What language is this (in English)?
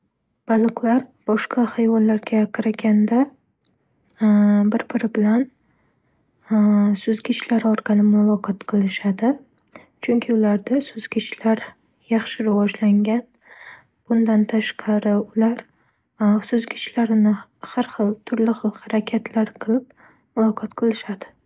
Uzbek